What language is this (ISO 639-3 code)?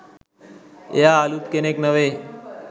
sin